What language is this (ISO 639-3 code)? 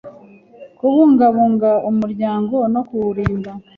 kin